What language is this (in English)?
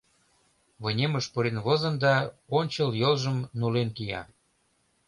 Mari